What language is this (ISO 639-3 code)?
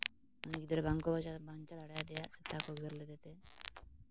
sat